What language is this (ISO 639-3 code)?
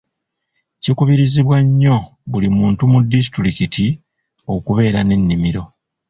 lug